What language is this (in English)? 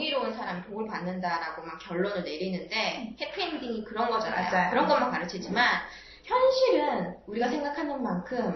Korean